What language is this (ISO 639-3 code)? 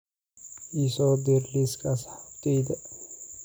som